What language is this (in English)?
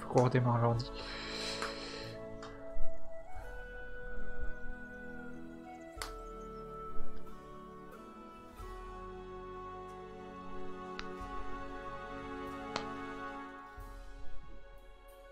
French